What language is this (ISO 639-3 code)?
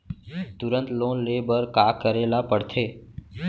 hne